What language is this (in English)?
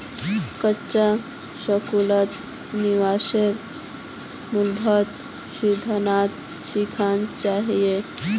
Magahi